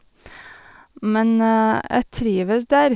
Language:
Norwegian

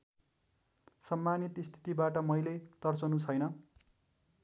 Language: Nepali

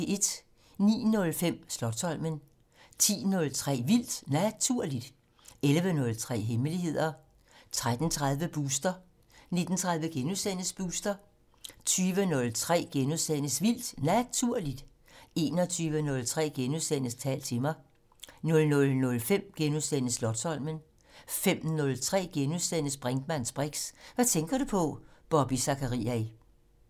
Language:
Danish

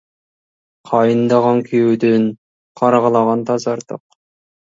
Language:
Kazakh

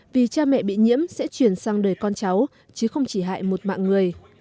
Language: Vietnamese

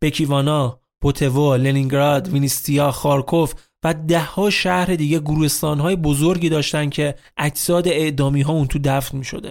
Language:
Persian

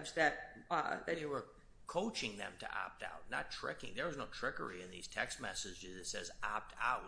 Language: English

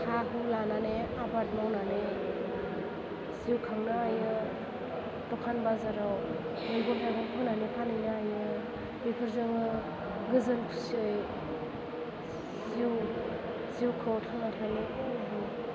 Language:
Bodo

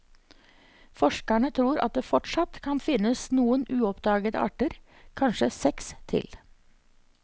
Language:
Norwegian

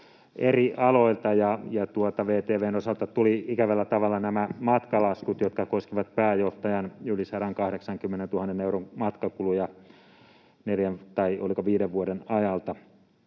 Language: Finnish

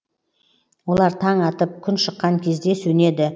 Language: Kazakh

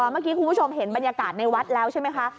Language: Thai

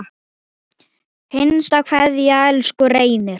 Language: Icelandic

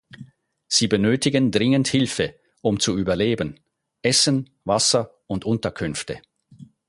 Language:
German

